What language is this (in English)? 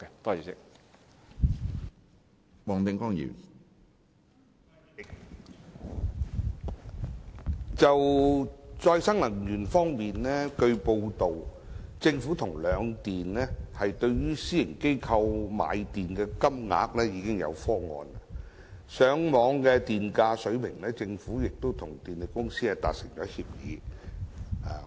Cantonese